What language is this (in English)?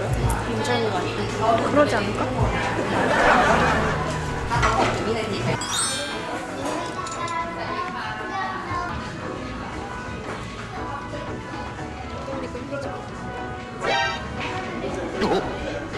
Korean